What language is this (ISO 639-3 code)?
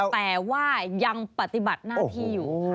tha